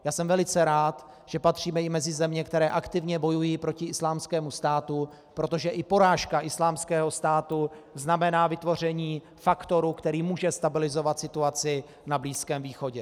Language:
Czech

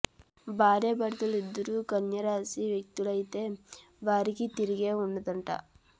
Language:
Telugu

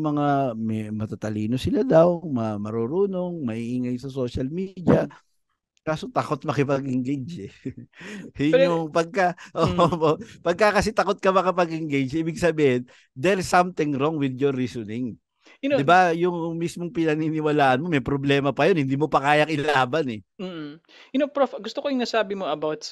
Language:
Filipino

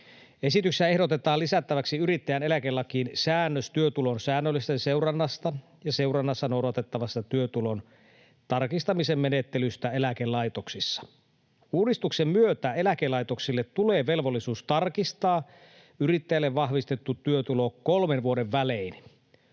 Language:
Finnish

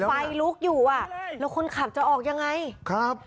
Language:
Thai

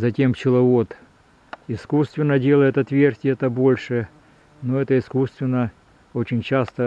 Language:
Russian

